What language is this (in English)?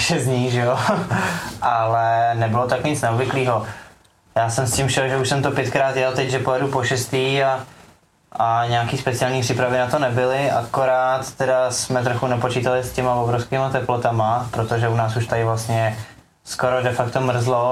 Czech